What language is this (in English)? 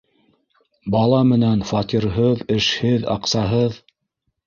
Bashkir